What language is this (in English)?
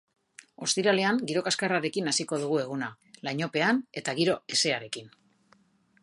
Basque